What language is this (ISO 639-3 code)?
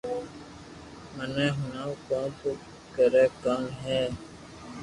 lrk